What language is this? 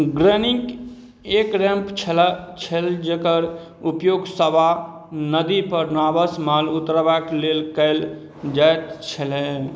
Maithili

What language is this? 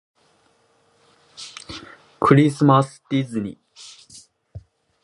Japanese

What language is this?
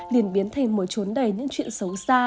Vietnamese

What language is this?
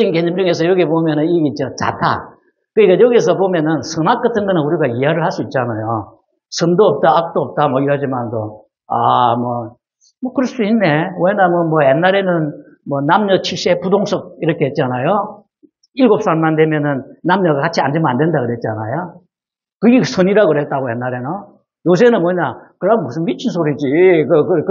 Korean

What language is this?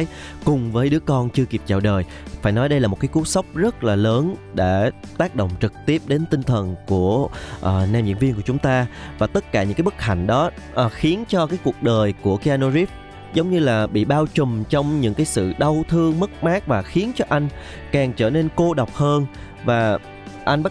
Vietnamese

